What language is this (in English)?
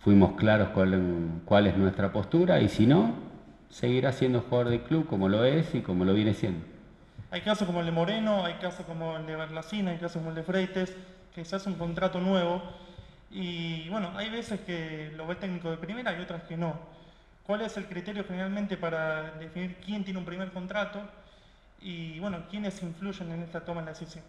Spanish